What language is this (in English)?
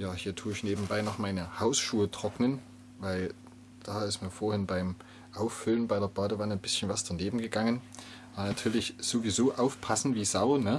German